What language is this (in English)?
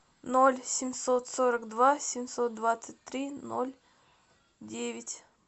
Russian